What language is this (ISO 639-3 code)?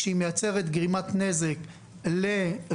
heb